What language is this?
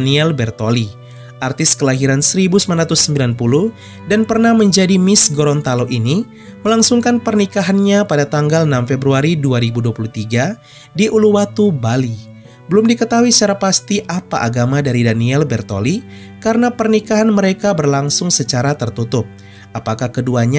Indonesian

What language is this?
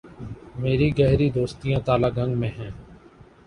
Urdu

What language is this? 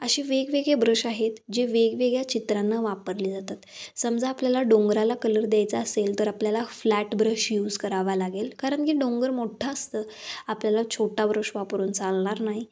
Marathi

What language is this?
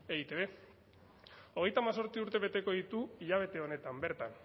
Basque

